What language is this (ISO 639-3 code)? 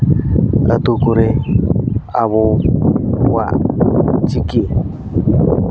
sat